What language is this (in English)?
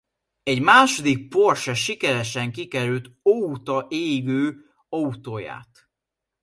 Hungarian